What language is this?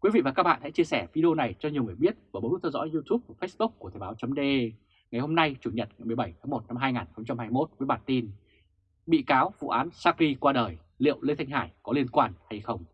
Vietnamese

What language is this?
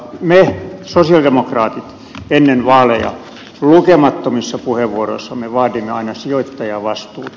Finnish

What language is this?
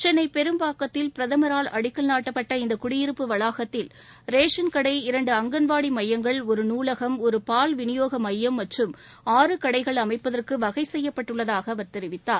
Tamil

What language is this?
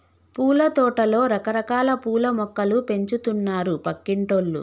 Telugu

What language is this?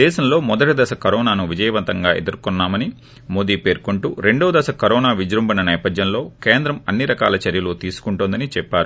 Telugu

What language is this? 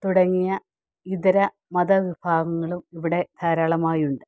Malayalam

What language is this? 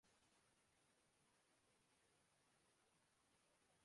Urdu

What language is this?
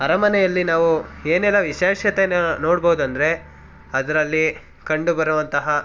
Kannada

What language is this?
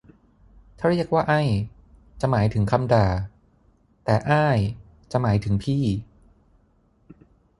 Thai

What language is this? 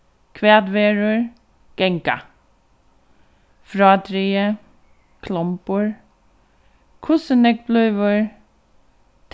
Faroese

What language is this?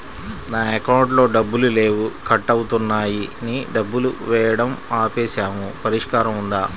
Telugu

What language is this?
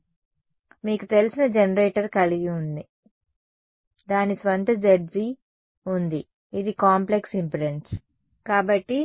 Telugu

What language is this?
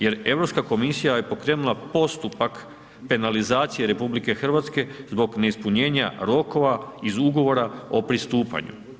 Croatian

